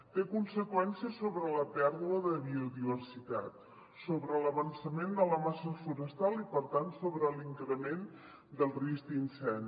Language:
Catalan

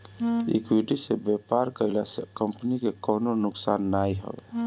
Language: Bhojpuri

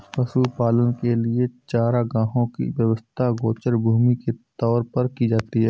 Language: Hindi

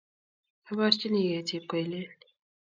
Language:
Kalenjin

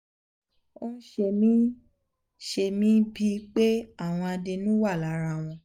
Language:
Yoruba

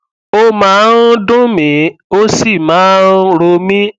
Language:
Yoruba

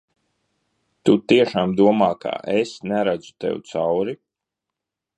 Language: Latvian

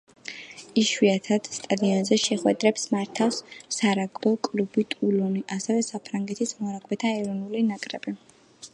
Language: Georgian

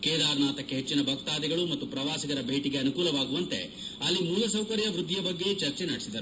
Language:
Kannada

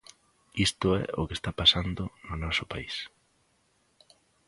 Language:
Galician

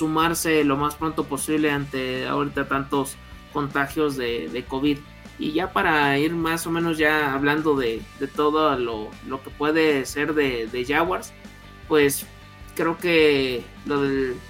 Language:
Spanish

